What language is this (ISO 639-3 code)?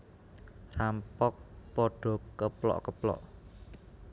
jav